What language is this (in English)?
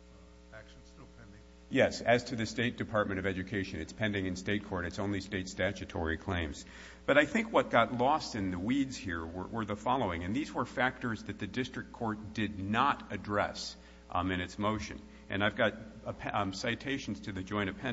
English